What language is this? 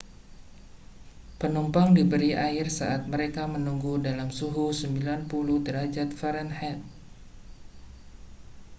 Indonesian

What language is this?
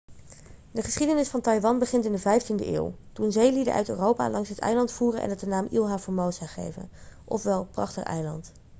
Dutch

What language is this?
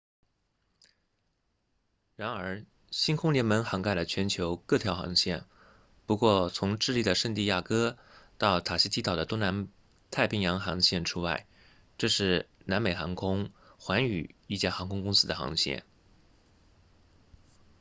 Chinese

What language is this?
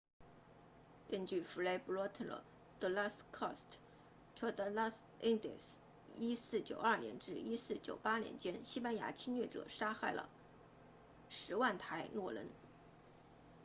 Chinese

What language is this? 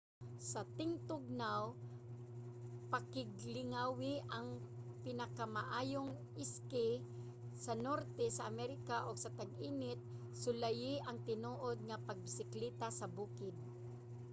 Cebuano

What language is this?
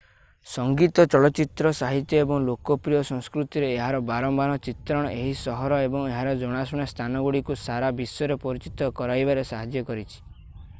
Odia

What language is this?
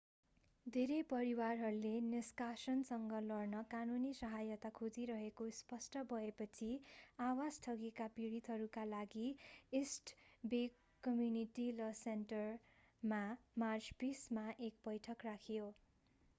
Nepali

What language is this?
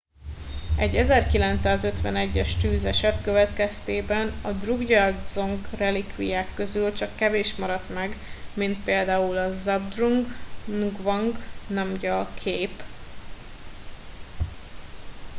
Hungarian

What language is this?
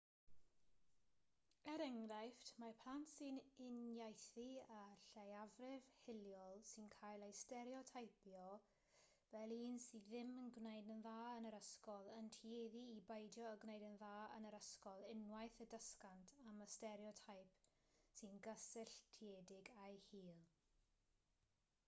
Welsh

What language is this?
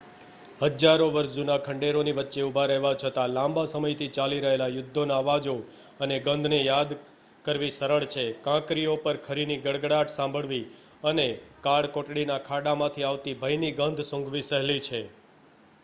Gujarati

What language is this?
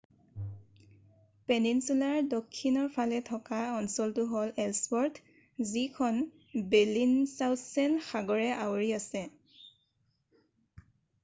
Assamese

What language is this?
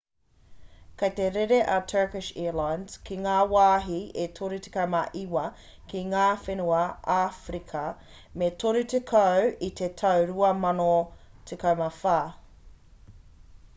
Māori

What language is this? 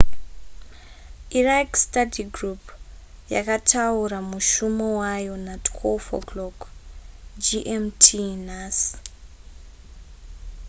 Shona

